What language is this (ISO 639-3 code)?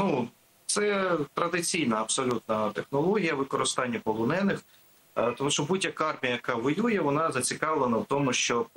ukr